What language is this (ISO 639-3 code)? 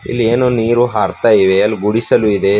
kan